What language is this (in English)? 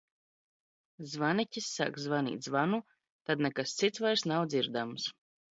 Latvian